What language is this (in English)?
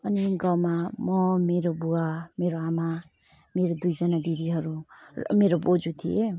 Nepali